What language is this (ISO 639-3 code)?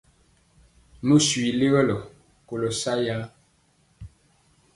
mcx